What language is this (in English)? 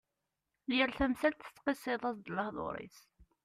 Kabyle